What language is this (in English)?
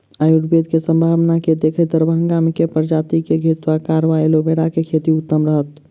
Maithili